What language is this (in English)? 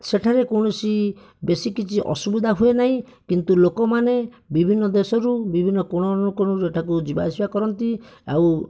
Odia